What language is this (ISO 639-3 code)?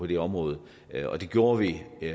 dan